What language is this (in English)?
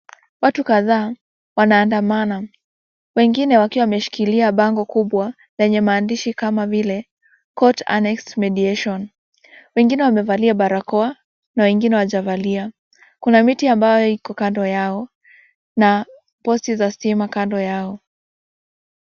Swahili